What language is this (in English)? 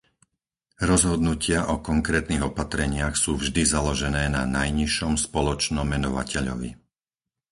Slovak